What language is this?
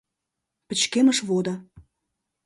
Mari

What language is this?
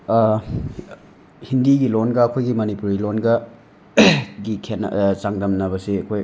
Manipuri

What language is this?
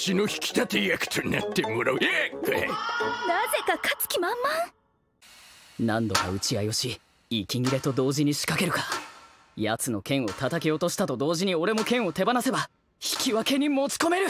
Japanese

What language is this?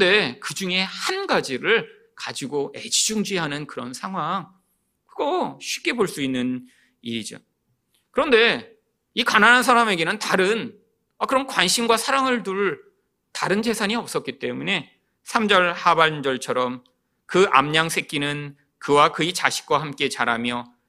Korean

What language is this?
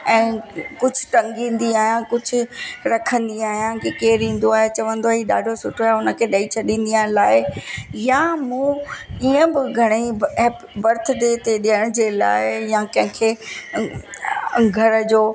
Sindhi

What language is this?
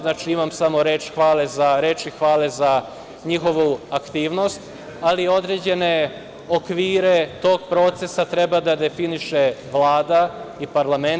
Serbian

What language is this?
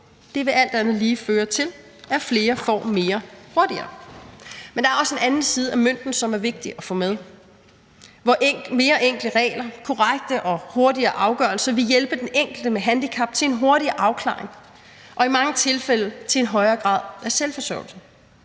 Danish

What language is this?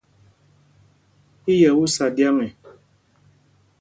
Mpumpong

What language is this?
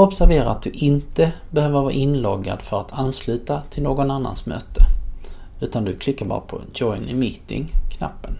Swedish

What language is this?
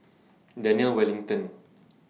English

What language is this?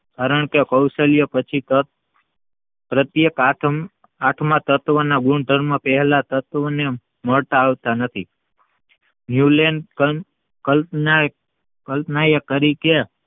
Gujarati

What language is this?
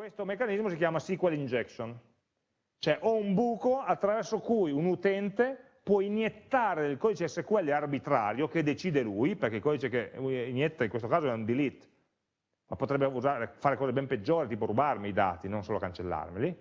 Italian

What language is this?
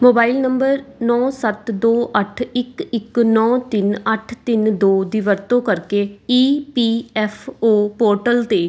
Punjabi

